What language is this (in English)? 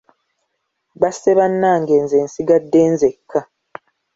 Ganda